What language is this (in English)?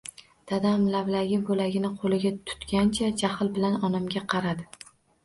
Uzbek